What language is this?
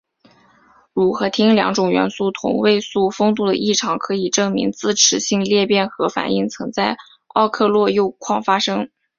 Chinese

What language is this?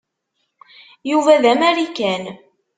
Kabyle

